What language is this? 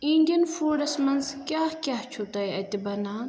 Kashmiri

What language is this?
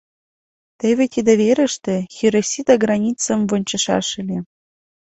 Mari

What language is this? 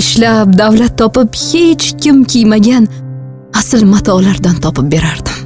Uzbek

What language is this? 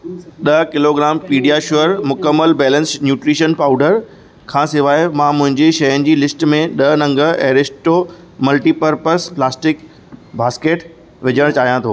Sindhi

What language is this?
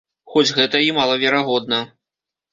Belarusian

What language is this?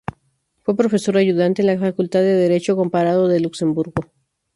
Spanish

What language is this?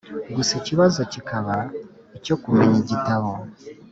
Kinyarwanda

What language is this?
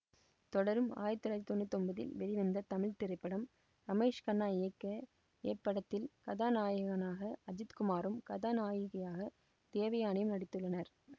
Tamil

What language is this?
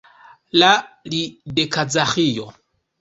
Esperanto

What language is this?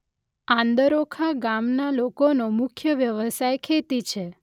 Gujarati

